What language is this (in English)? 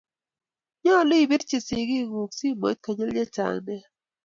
Kalenjin